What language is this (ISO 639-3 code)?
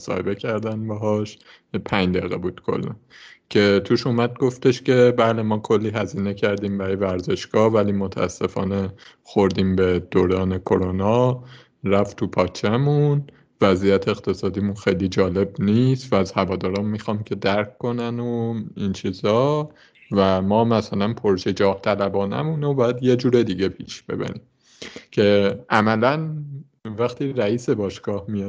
fas